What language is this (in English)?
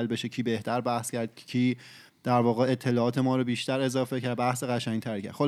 Persian